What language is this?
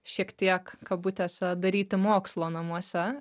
Lithuanian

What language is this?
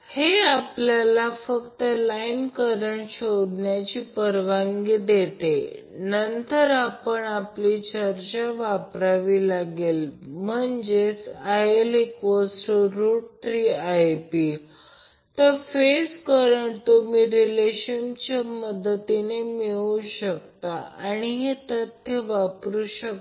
Marathi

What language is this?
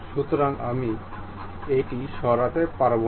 Bangla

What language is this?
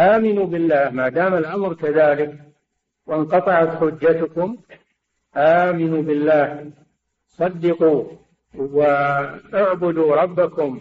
Arabic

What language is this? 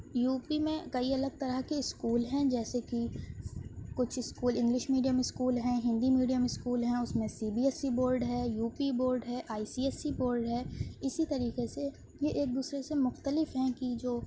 Urdu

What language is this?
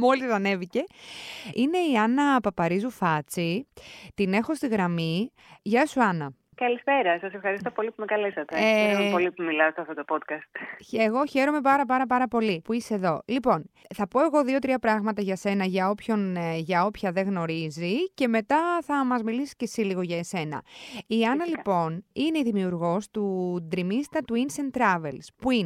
Greek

